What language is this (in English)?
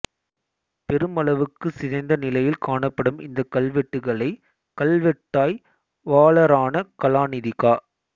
Tamil